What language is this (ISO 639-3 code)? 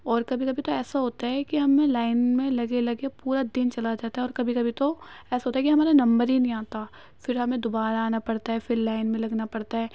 urd